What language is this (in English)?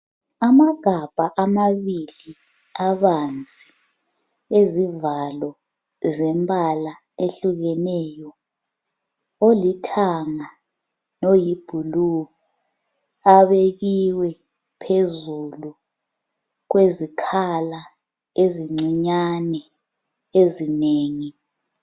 North Ndebele